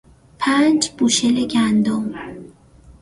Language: Persian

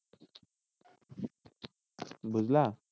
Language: Bangla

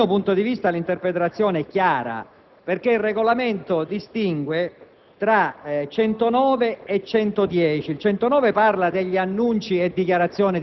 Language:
Italian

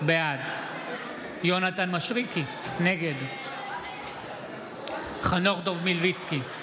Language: Hebrew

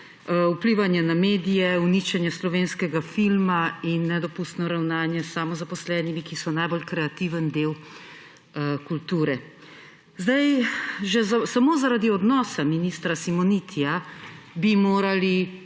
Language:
Slovenian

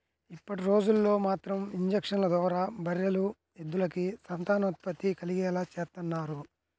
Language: Telugu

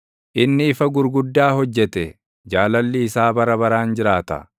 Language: Oromo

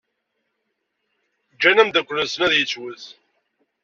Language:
Kabyle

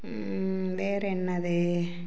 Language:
Tamil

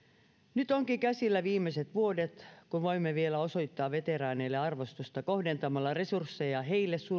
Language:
Finnish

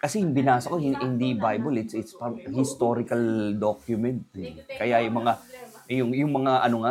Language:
Filipino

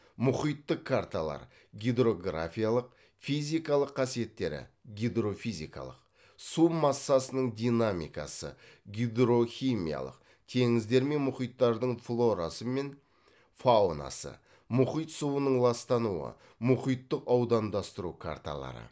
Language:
Kazakh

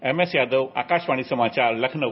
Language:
Hindi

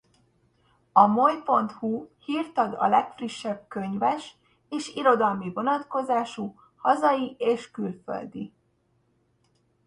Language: Hungarian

